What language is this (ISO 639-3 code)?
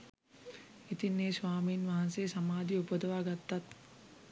sin